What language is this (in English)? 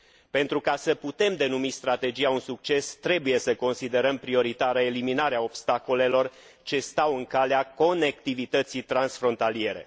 Romanian